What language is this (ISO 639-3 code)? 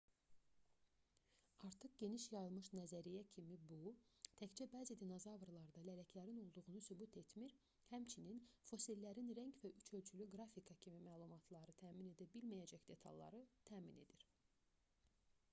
aze